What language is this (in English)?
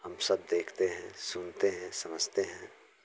Hindi